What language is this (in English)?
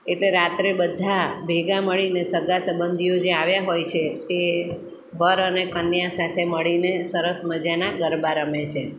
Gujarati